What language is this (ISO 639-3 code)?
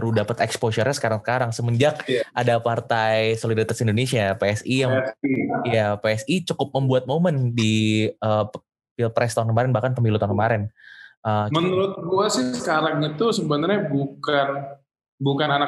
ind